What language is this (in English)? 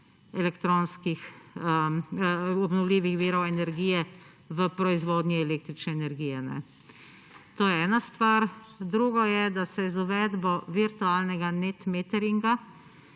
Slovenian